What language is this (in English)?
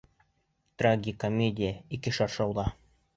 Bashkir